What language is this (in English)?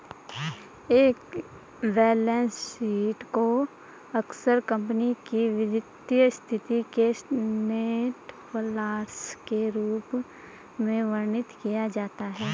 Hindi